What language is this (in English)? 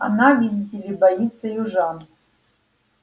Russian